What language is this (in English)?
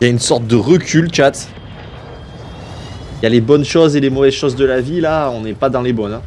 French